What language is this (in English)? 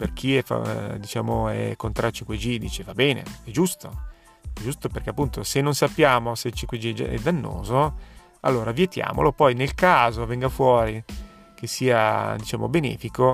Italian